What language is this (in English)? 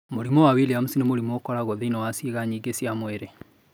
Kikuyu